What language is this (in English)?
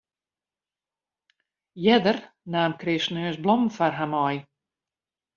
Western Frisian